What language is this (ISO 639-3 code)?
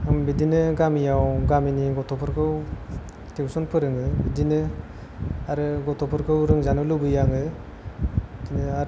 brx